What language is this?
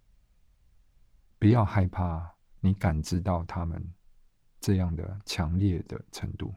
Chinese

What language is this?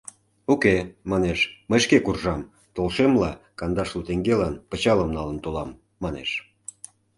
Mari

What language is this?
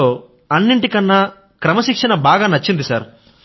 Telugu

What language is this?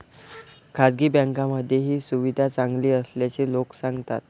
Marathi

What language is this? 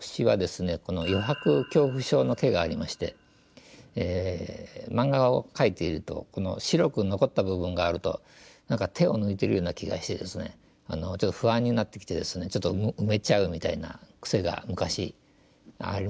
Japanese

